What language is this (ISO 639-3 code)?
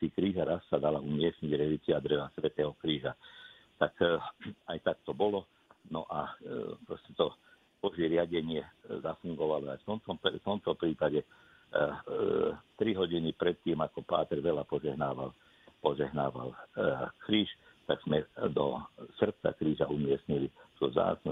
slk